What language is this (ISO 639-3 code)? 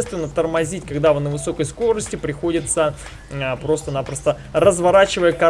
rus